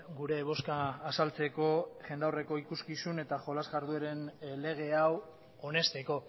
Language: Basque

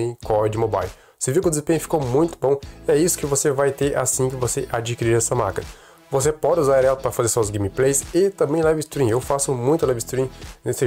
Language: Portuguese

